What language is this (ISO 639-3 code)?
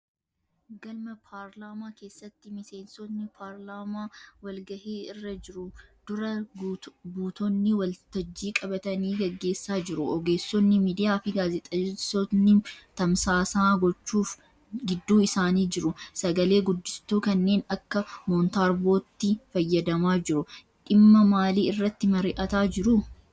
orm